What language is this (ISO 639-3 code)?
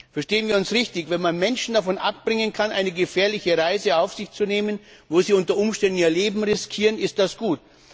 deu